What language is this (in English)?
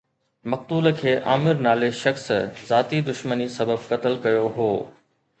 Sindhi